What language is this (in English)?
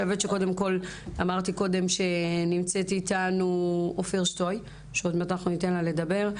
Hebrew